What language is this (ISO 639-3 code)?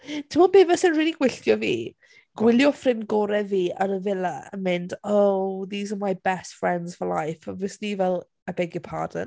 cym